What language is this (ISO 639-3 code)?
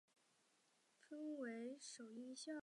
zho